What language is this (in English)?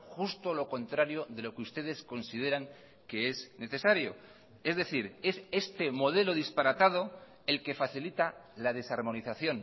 Spanish